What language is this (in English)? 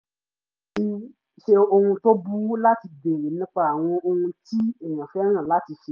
Yoruba